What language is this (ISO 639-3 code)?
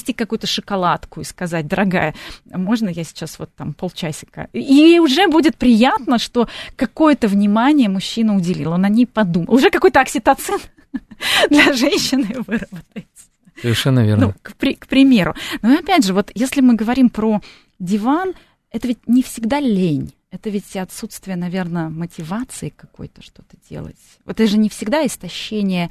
rus